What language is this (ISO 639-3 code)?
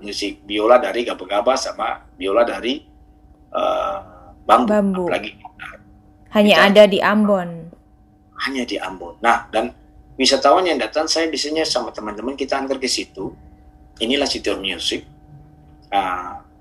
ind